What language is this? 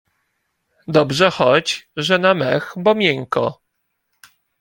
Polish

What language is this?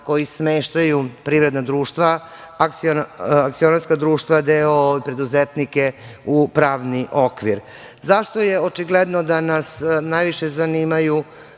Serbian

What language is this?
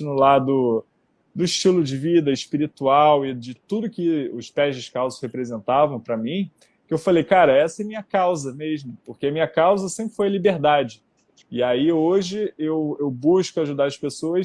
Portuguese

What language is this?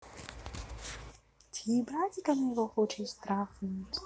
Russian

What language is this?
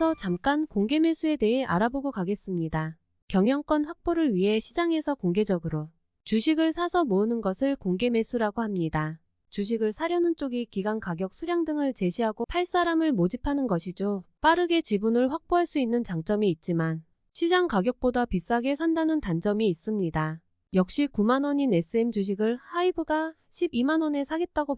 Korean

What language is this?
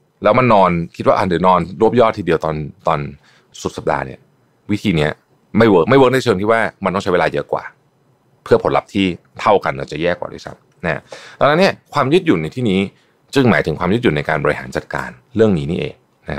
Thai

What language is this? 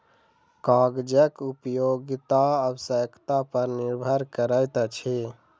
Maithili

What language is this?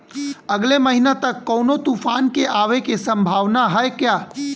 Bhojpuri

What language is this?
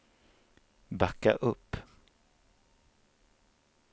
Swedish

